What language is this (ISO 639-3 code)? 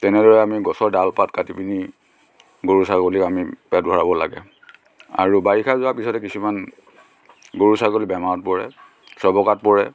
asm